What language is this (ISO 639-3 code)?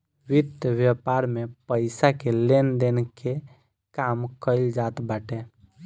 bho